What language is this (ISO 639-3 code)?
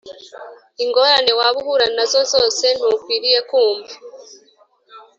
kin